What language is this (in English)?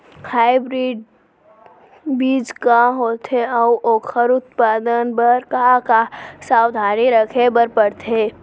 Chhattisgarhi